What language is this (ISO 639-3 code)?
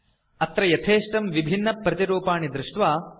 san